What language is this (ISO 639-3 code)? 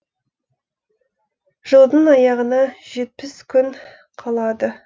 kaz